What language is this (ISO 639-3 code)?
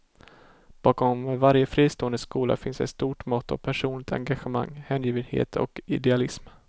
swe